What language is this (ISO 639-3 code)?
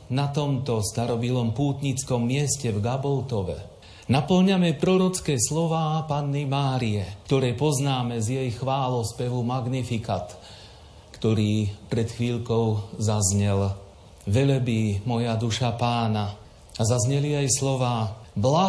slk